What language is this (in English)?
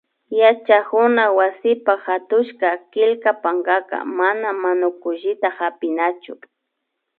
Imbabura Highland Quichua